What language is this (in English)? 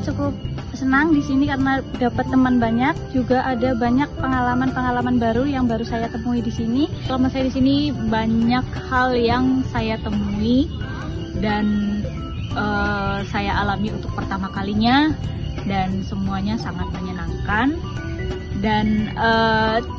Indonesian